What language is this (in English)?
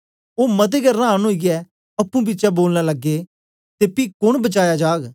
Dogri